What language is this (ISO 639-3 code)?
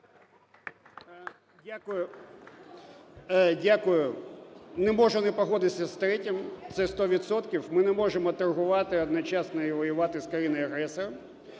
ukr